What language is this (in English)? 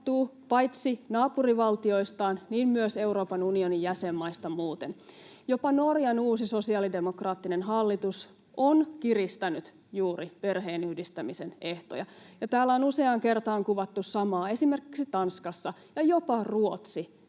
Finnish